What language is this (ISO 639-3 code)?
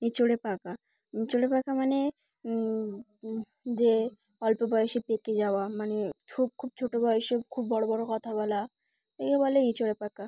ben